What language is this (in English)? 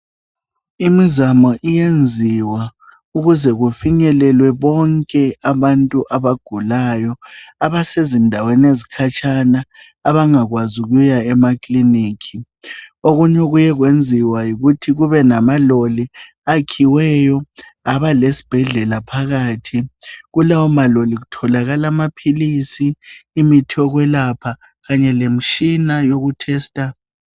North Ndebele